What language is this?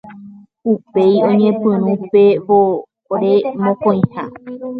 Guarani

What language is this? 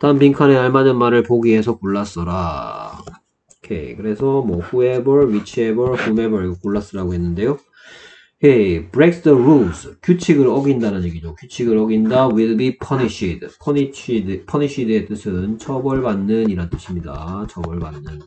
Korean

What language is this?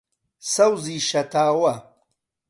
Central Kurdish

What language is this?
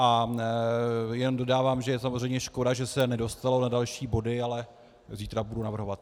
Czech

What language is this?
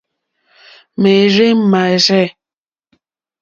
Mokpwe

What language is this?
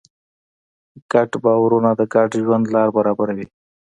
Pashto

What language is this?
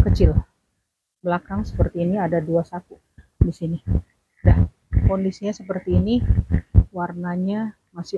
Indonesian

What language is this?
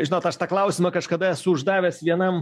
Lithuanian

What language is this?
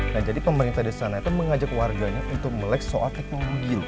Indonesian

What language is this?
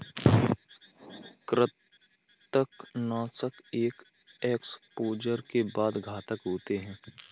Hindi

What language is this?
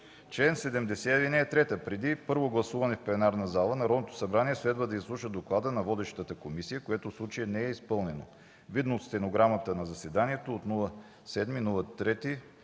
Bulgarian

